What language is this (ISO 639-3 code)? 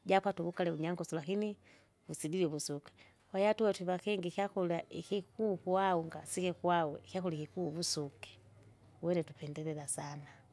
zga